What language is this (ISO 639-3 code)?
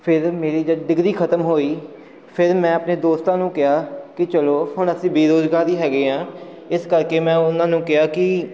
pan